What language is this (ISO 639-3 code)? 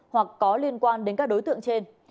vie